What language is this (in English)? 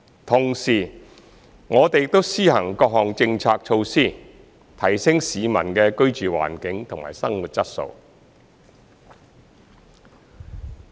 Cantonese